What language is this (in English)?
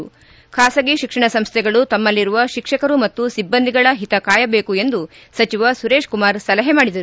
Kannada